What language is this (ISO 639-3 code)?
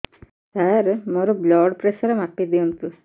ori